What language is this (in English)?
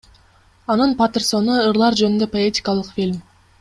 Kyrgyz